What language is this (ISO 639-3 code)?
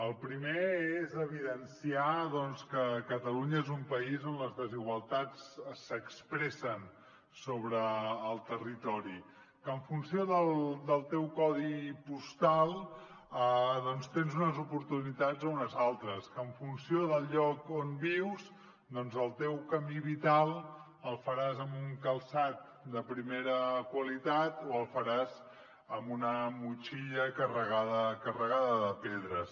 cat